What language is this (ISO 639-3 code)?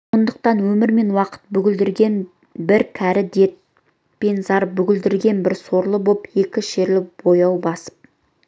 kaz